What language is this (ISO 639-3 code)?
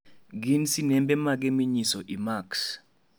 luo